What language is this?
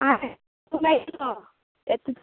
Konkani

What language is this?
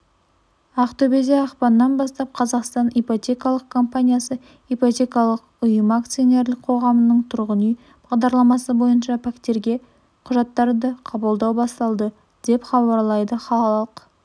Kazakh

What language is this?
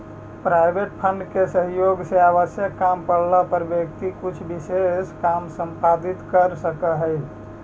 Magahi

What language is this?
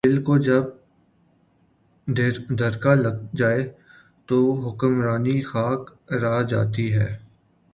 Urdu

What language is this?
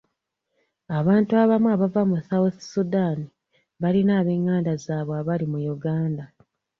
Ganda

